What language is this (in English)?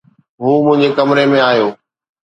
Sindhi